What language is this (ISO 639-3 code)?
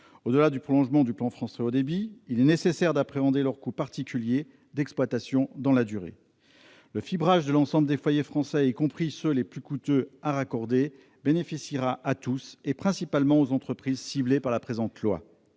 fra